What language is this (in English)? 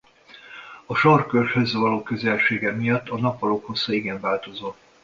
Hungarian